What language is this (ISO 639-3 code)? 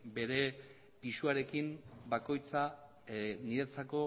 eus